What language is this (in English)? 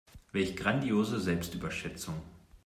German